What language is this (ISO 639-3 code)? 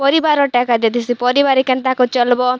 ori